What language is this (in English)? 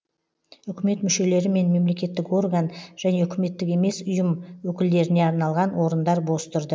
Kazakh